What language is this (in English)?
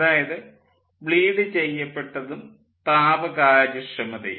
Malayalam